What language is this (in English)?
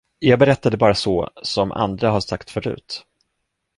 Swedish